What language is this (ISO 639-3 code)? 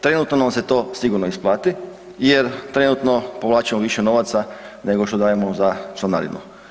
hrv